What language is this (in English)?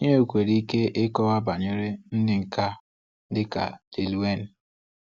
Igbo